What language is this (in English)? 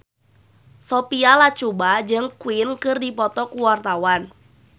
Sundanese